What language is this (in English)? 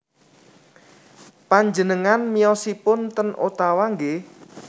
Javanese